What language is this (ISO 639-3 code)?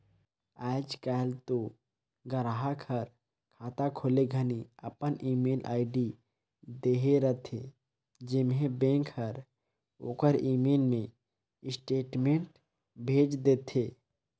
hne